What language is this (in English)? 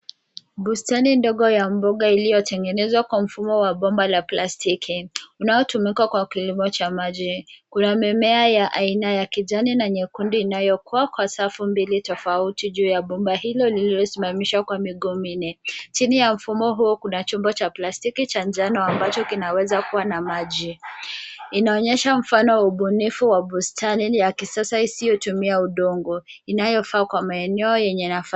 Swahili